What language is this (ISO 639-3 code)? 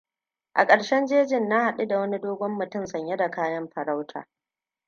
hau